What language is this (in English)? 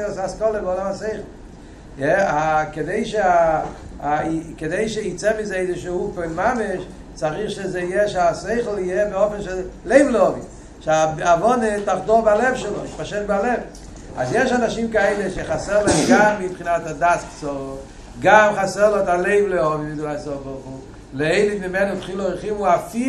Hebrew